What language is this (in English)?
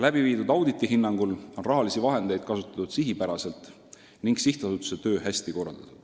Estonian